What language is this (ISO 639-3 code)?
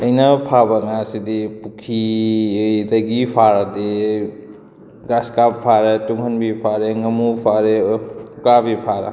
mni